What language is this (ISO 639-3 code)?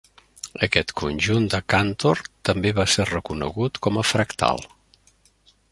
cat